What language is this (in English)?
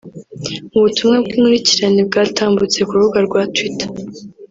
Kinyarwanda